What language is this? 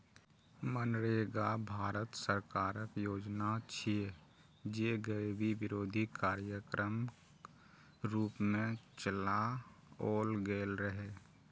Maithili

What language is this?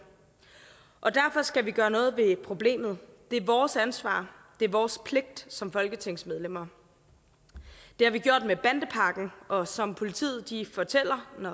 Danish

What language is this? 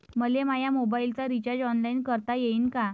Marathi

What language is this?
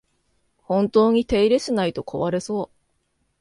Japanese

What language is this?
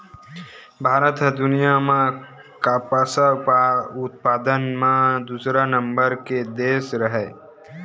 Chhattisgarhi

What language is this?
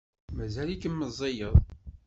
Kabyle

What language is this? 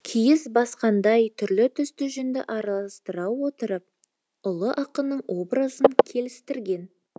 Kazakh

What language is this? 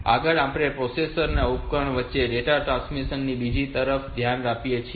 Gujarati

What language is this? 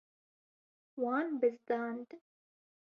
Kurdish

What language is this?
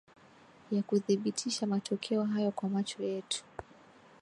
Swahili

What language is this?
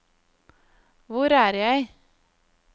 Norwegian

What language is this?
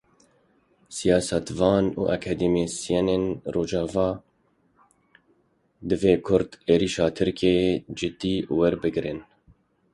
Kurdish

